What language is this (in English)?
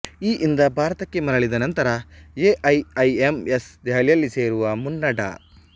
Kannada